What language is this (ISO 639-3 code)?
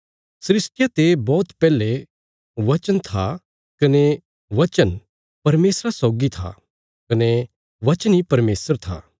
kfs